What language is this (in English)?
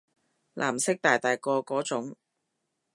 Cantonese